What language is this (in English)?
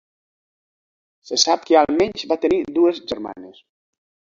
Catalan